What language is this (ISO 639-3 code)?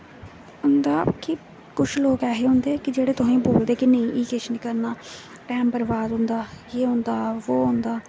doi